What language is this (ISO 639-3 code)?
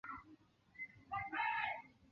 zho